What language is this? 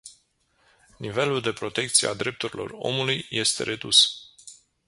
Romanian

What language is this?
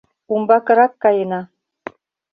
Mari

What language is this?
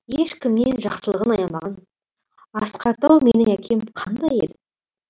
Kazakh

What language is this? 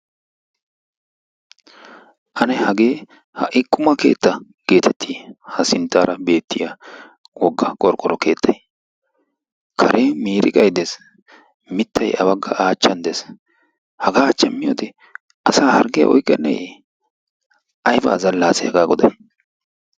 Wolaytta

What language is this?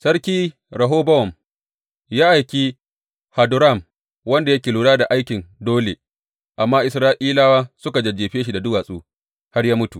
Hausa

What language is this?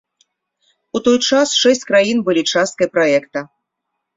Belarusian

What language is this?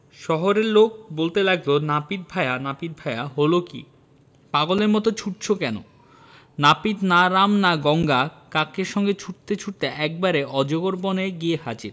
Bangla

